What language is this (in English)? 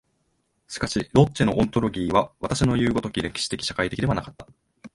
Japanese